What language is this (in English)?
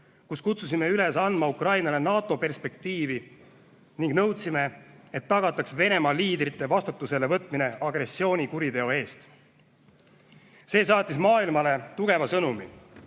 Estonian